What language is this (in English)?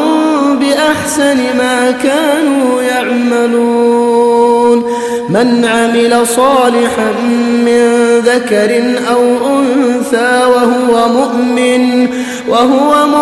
Arabic